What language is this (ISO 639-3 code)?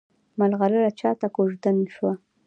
pus